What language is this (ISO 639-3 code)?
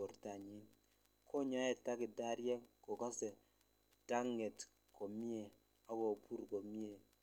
kln